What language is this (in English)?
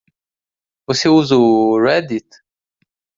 Portuguese